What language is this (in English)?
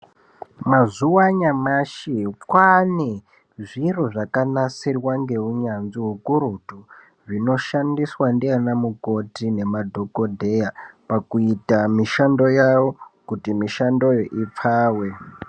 Ndau